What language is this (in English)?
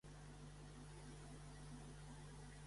Catalan